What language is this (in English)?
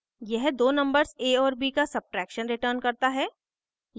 Hindi